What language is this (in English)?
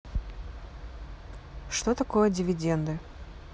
Russian